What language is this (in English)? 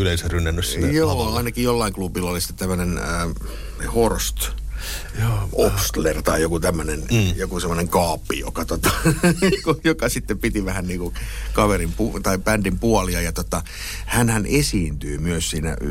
Finnish